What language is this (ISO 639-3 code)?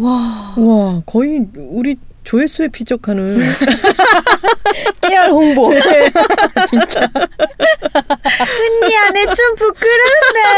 kor